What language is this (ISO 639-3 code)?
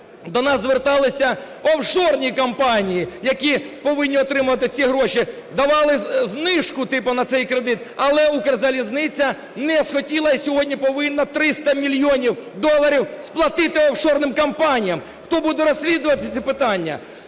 ukr